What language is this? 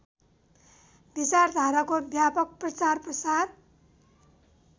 Nepali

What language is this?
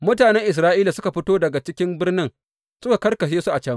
Hausa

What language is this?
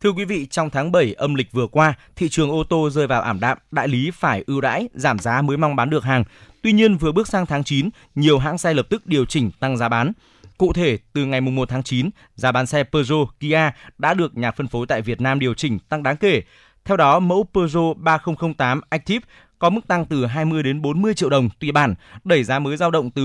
Vietnamese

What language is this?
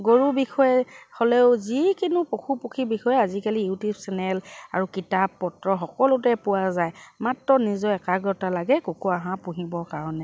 Assamese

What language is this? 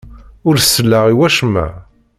Kabyle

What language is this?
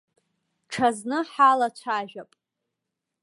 Abkhazian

